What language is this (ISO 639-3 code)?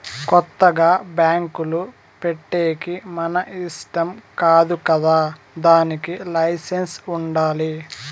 tel